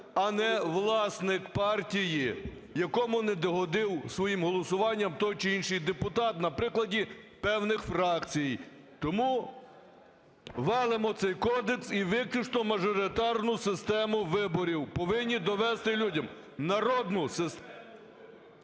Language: Ukrainian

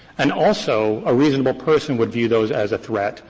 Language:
English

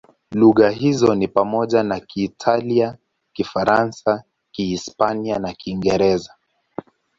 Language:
Swahili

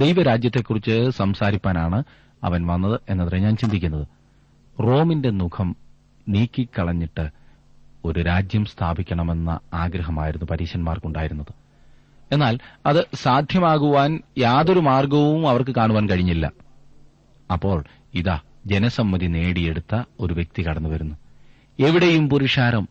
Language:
Malayalam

